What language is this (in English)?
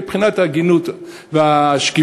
Hebrew